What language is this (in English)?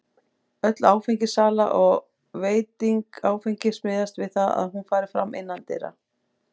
Icelandic